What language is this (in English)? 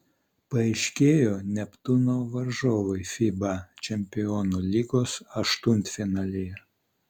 Lithuanian